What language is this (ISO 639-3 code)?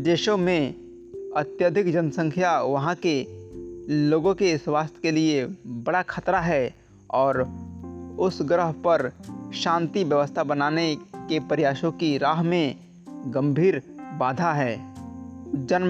hin